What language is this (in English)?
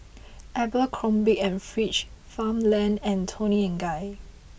English